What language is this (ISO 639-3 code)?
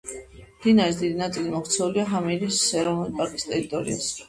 kat